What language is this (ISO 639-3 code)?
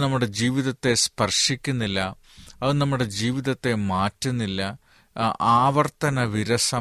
mal